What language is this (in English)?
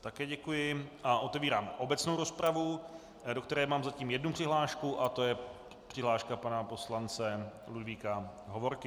Czech